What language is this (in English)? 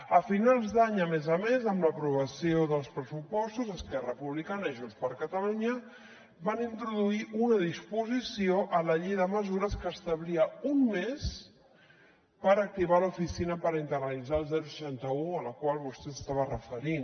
Catalan